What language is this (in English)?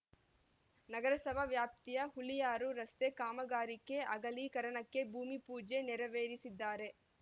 Kannada